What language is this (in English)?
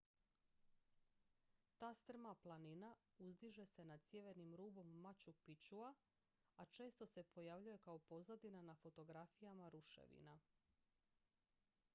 Croatian